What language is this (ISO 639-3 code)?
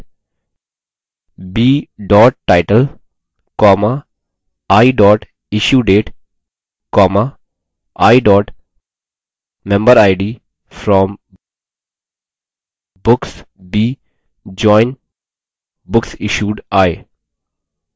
hin